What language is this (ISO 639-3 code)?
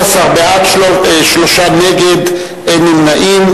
heb